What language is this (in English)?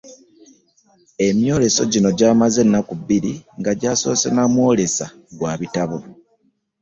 Ganda